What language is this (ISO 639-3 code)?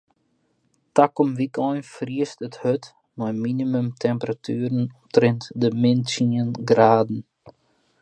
fry